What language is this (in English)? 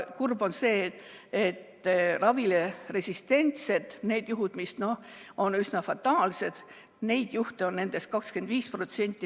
Estonian